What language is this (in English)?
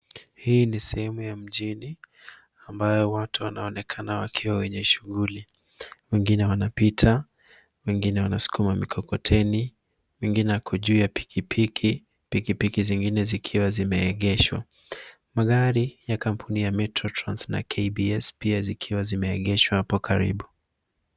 Swahili